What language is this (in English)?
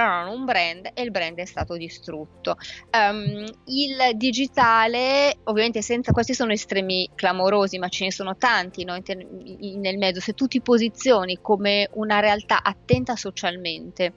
Italian